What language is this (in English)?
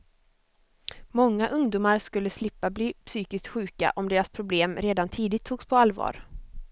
Swedish